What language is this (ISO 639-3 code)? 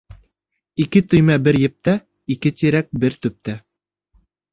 bak